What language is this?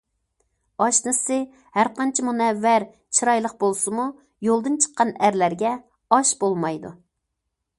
Uyghur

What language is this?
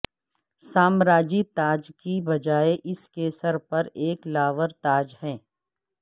Urdu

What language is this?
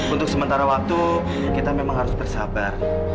Indonesian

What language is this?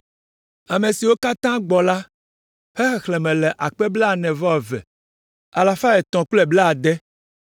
Ewe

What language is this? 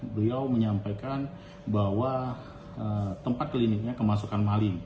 Indonesian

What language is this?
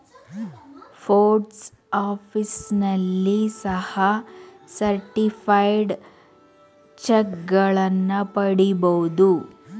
Kannada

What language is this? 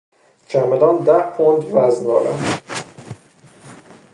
Persian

